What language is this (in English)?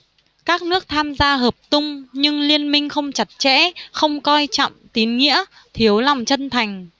Vietnamese